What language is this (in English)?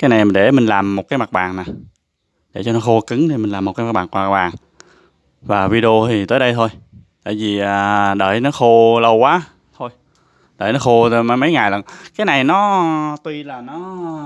Vietnamese